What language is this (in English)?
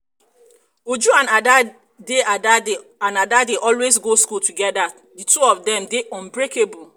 Nigerian Pidgin